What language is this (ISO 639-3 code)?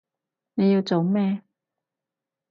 yue